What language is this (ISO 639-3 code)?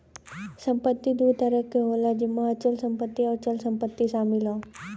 bho